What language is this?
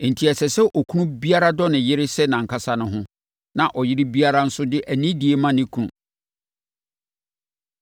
Akan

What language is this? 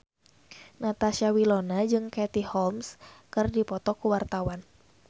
Sundanese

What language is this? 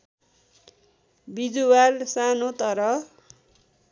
Nepali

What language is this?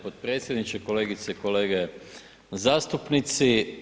Croatian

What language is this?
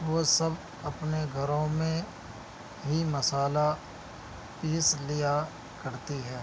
Urdu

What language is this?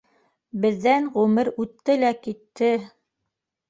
Bashkir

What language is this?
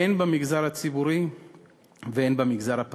Hebrew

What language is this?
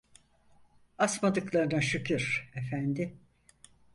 Turkish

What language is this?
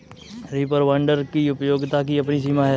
Hindi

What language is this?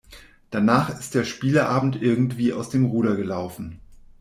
German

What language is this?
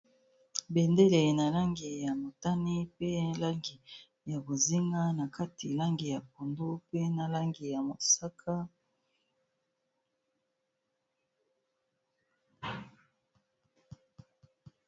Lingala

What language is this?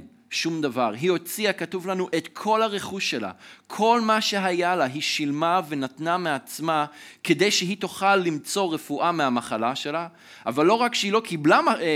Hebrew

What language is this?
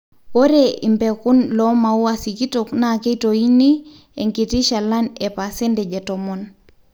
Masai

